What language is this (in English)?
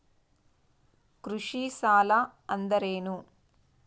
Kannada